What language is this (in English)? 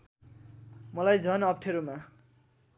Nepali